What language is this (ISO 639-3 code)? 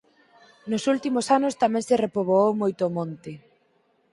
glg